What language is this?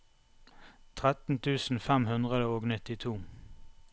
Norwegian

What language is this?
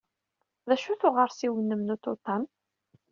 Kabyle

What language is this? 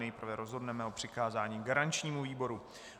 Czech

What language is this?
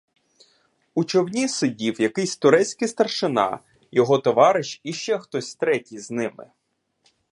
Ukrainian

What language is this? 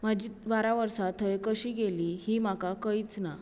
Konkani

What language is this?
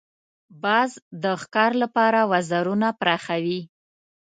Pashto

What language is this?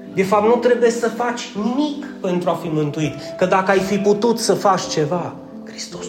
Romanian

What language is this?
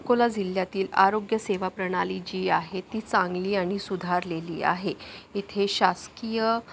Marathi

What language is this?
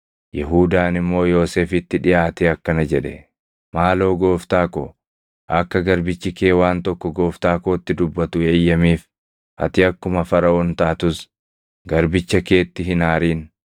Oromo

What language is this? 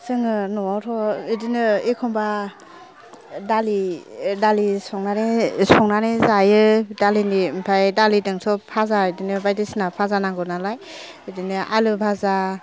Bodo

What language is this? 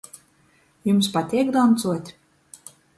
Latgalian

